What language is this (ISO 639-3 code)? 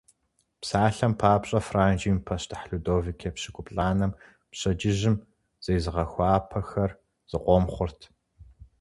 kbd